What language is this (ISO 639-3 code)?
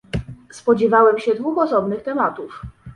pol